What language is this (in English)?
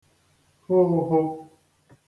Igbo